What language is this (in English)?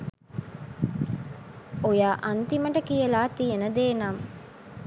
Sinhala